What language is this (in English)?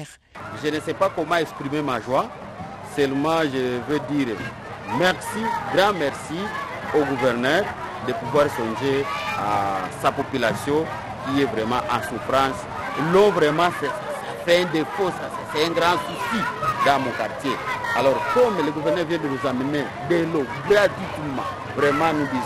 French